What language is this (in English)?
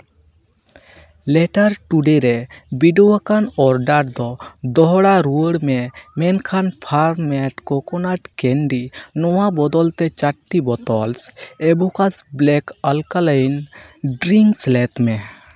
Santali